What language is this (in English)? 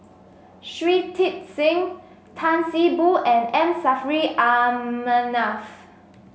English